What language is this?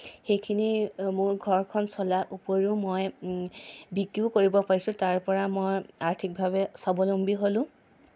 Assamese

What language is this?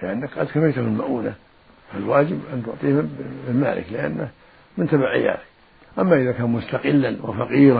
Arabic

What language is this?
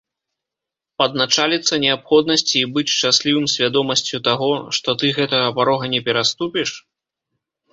Belarusian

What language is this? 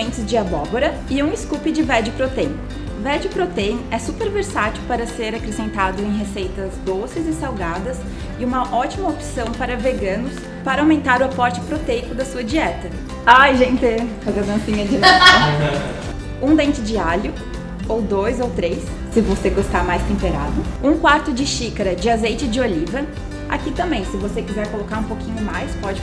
Portuguese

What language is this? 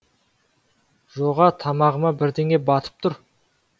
Kazakh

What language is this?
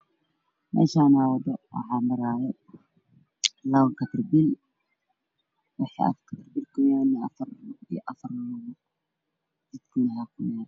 Somali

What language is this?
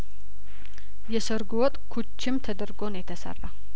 Amharic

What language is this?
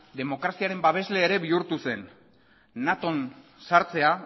Basque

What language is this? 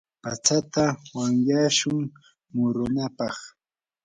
Yanahuanca Pasco Quechua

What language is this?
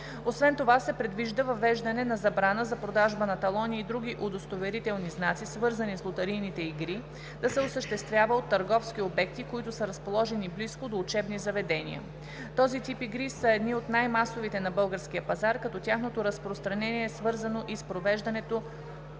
Bulgarian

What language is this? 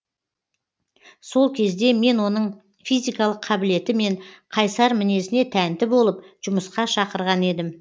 Kazakh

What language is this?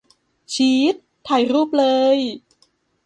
Thai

